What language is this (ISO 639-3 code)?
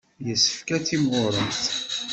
kab